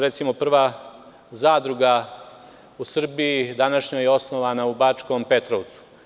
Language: Serbian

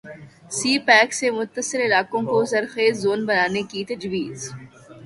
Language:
Urdu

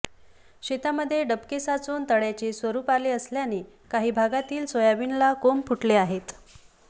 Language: Marathi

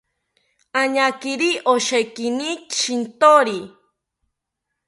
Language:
South Ucayali Ashéninka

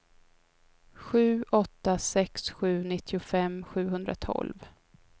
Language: Swedish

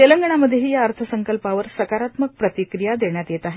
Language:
Marathi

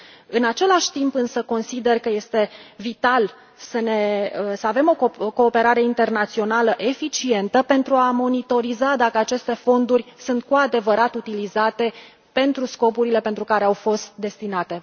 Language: Romanian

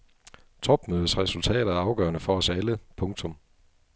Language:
Danish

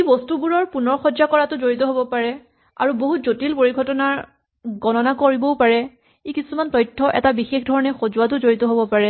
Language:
Assamese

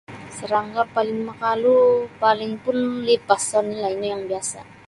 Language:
Sabah Bisaya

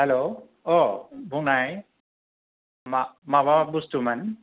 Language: Bodo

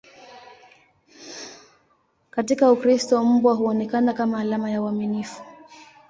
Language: Swahili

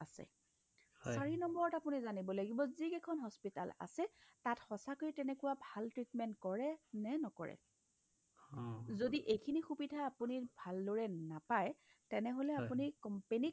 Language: Assamese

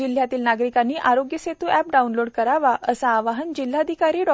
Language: Marathi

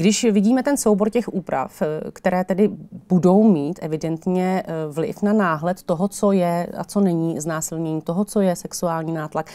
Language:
Czech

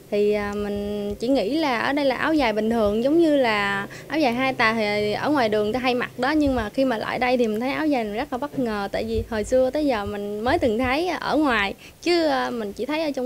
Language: Vietnamese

